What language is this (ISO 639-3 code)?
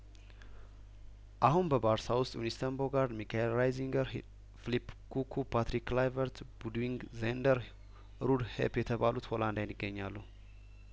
amh